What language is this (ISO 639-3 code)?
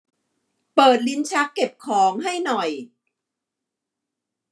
tha